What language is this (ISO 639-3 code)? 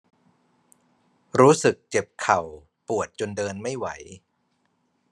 tha